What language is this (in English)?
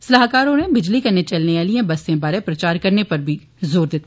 Dogri